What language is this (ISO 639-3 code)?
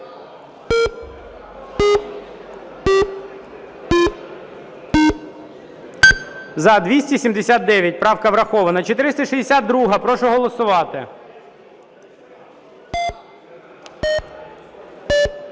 ukr